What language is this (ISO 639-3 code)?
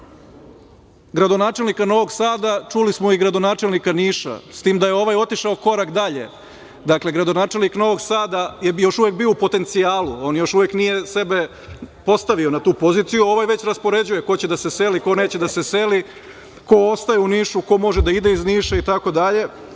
srp